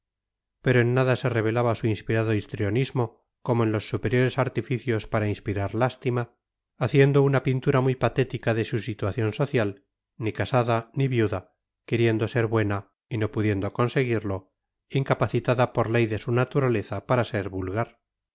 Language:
Spanish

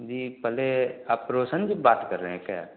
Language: Hindi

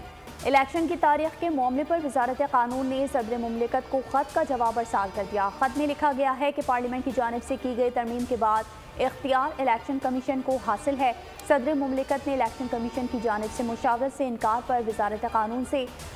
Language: Hindi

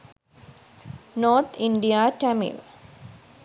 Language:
Sinhala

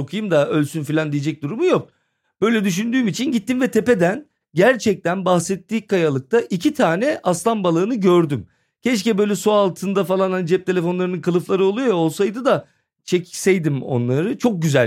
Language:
Turkish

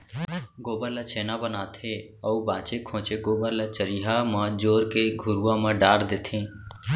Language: Chhattisgarhi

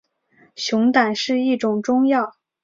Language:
Chinese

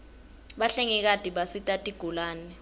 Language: Swati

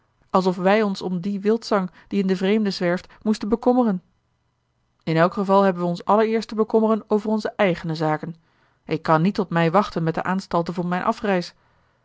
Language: Dutch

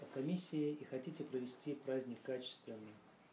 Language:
Russian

